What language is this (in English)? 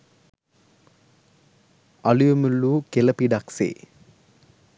Sinhala